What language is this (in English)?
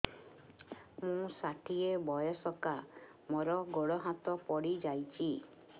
Odia